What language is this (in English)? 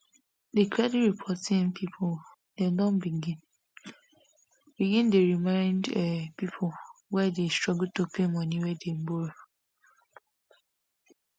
Nigerian Pidgin